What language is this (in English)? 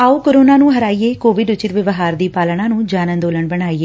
Punjabi